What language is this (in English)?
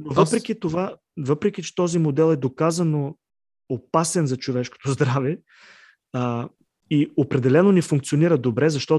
Bulgarian